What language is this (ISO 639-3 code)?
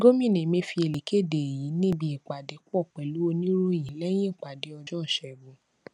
yor